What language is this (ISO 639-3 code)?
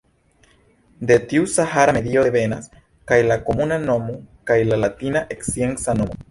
epo